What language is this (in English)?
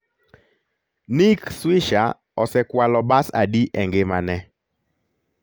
Luo (Kenya and Tanzania)